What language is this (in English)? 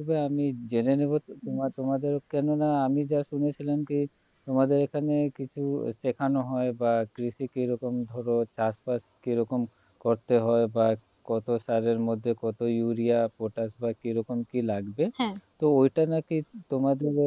Bangla